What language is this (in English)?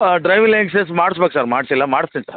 Kannada